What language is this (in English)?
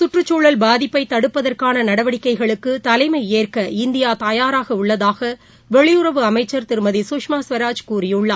Tamil